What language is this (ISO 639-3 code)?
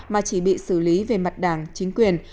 vie